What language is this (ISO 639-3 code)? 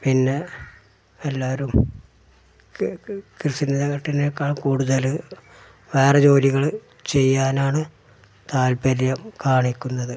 mal